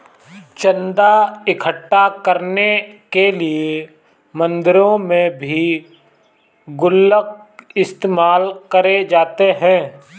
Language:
Hindi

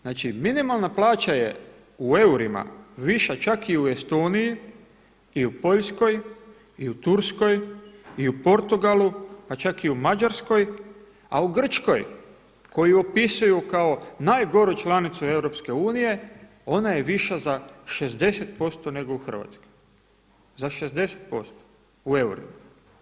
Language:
Croatian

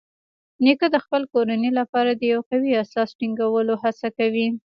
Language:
Pashto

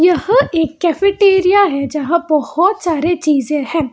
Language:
Hindi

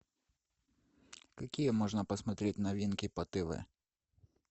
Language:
Russian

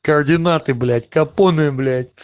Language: Russian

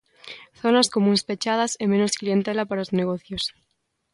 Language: Galician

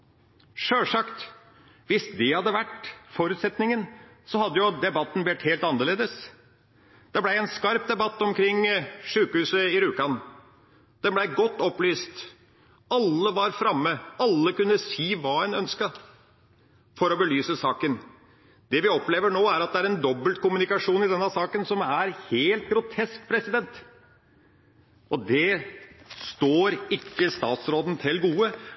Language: Norwegian Bokmål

